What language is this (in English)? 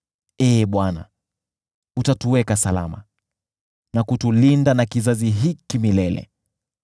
Swahili